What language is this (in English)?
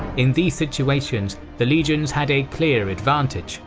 English